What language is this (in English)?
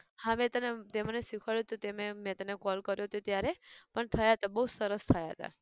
Gujarati